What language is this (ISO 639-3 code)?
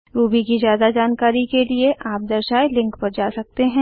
hin